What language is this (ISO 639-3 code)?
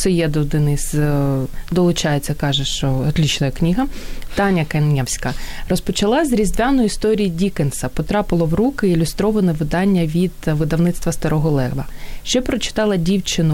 ukr